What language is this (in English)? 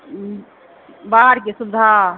Maithili